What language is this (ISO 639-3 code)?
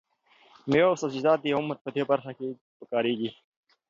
pus